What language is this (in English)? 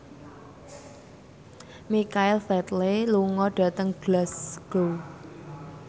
Javanese